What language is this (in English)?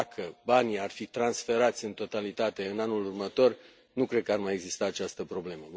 Romanian